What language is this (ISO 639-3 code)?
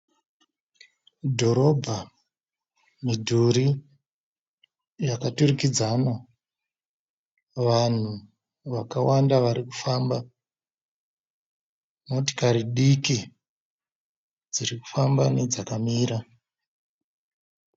sna